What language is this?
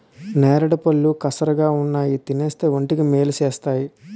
Telugu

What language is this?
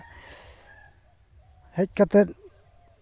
Santali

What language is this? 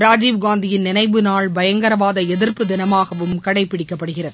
Tamil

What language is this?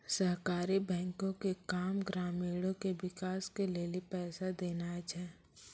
Maithili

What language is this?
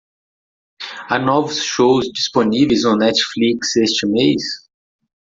Portuguese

